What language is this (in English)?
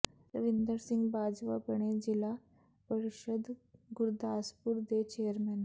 Punjabi